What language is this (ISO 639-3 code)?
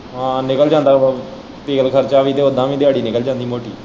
pan